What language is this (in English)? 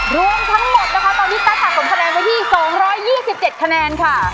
Thai